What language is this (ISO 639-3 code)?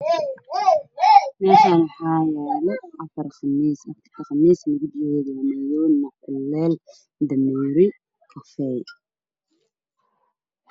som